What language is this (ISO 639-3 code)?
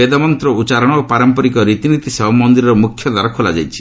ori